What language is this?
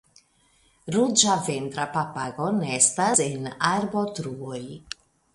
Esperanto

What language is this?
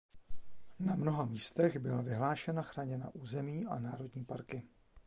Czech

